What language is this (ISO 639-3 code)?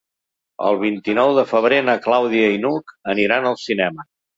cat